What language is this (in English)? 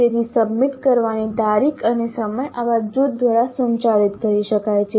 Gujarati